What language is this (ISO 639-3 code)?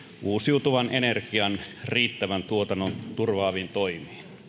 fin